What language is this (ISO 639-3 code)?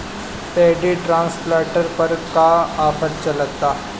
bho